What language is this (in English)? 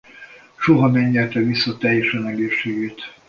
Hungarian